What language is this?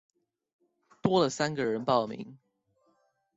Chinese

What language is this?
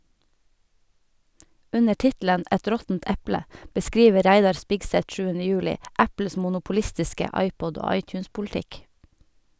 Norwegian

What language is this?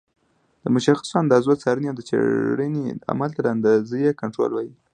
Pashto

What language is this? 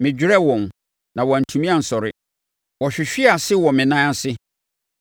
Akan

